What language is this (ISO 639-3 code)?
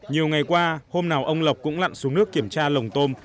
vie